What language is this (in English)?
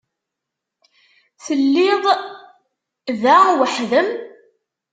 Kabyle